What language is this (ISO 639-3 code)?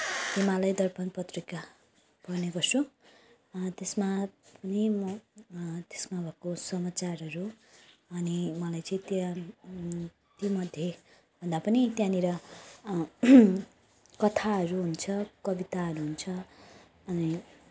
nep